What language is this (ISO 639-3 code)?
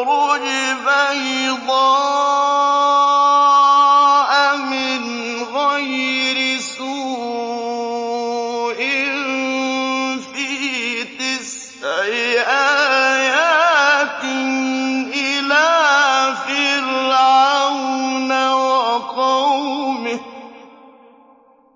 ara